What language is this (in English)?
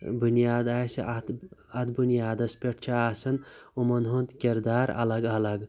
Kashmiri